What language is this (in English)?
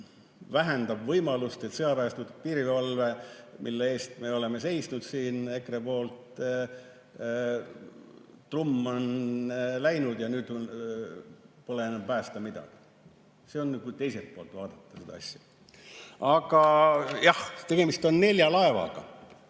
Estonian